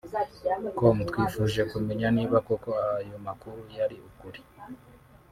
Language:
Kinyarwanda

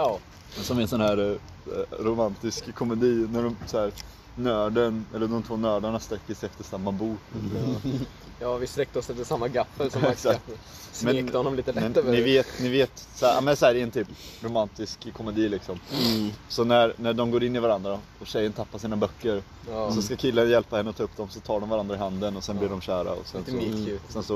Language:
Swedish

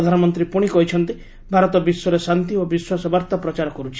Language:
Odia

